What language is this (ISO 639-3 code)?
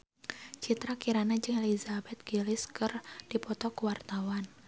sun